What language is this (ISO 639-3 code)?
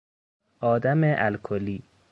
fas